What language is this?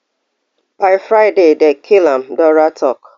Nigerian Pidgin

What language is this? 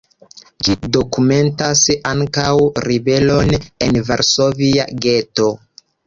Esperanto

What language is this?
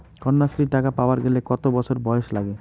Bangla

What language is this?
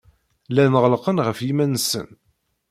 Kabyle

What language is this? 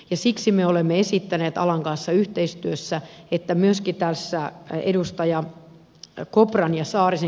Finnish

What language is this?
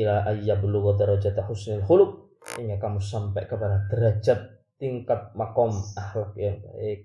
Malay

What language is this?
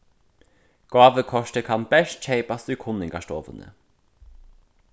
Faroese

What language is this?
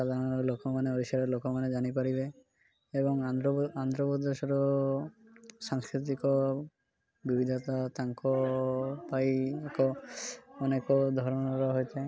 Odia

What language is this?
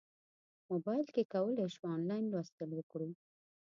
Pashto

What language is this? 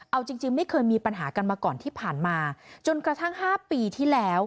Thai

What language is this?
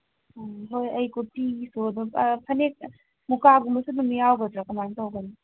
Manipuri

